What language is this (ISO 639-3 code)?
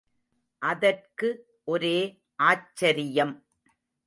tam